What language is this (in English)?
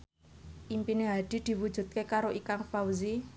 Javanese